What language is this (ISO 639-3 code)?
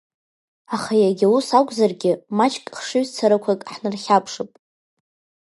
abk